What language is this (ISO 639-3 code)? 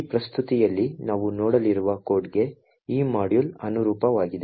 kan